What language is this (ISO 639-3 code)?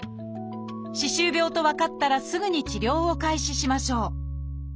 jpn